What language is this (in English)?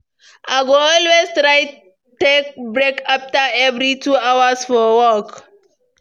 Nigerian Pidgin